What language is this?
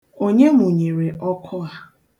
Igbo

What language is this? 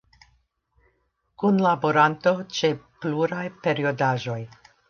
Esperanto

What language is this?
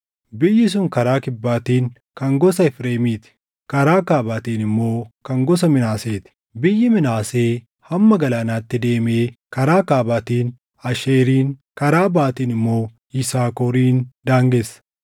Oromo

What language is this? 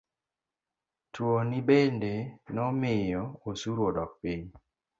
Luo (Kenya and Tanzania)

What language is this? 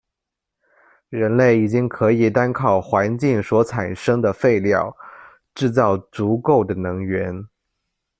Chinese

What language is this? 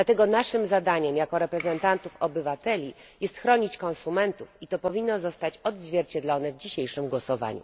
Polish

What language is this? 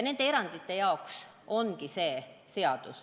Estonian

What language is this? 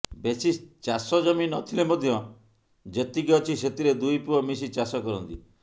Odia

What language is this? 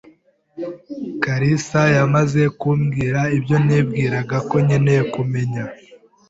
Kinyarwanda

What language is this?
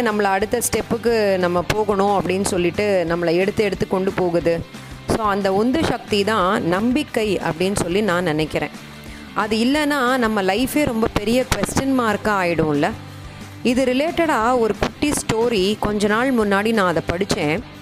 Tamil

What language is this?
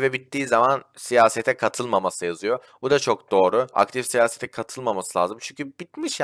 Turkish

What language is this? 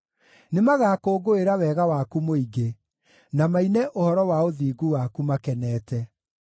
Kikuyu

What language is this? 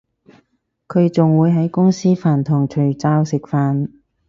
Cantonese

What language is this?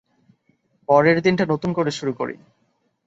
Bangla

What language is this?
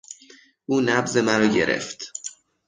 Persian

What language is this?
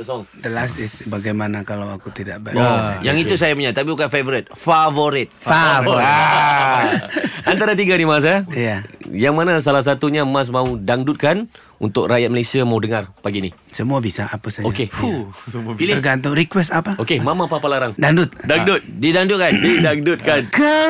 Malay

